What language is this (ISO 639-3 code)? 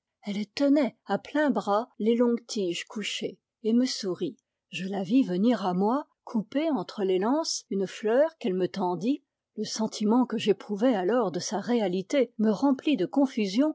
fra